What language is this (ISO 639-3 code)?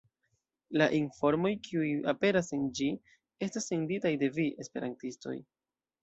epo